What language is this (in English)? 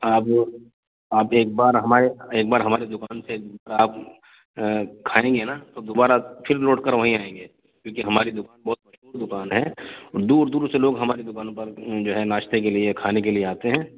Urdu